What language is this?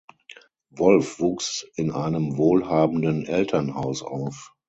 German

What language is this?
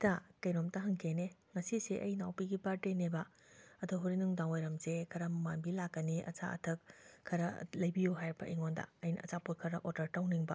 Manipuri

